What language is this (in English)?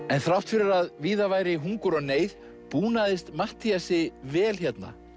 Icelandic